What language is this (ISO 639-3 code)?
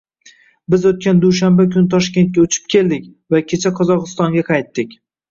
uzb